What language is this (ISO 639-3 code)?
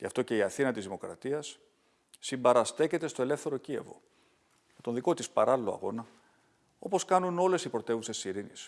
ell